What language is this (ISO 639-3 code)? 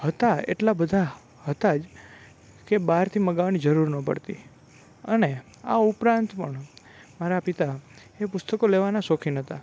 guj